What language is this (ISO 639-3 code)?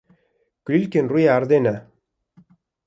kur